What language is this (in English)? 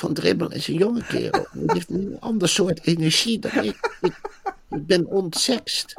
Dutch